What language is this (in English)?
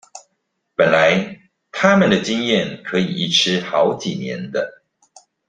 Chinese